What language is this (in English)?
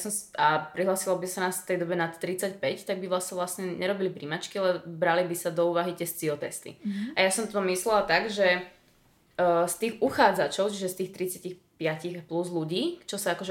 Slovak